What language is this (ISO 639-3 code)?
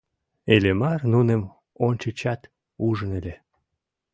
chm